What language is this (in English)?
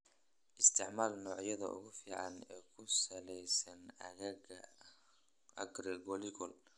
Somali